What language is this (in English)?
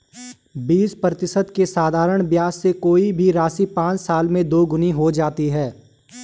Hindi